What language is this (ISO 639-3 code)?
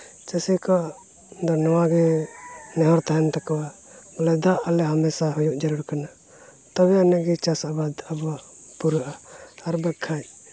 sat